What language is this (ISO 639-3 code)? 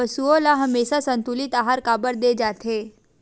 hne